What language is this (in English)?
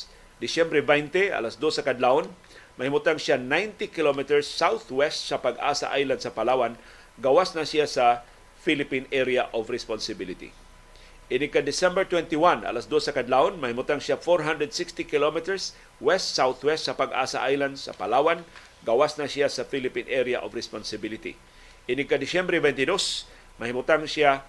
Filipino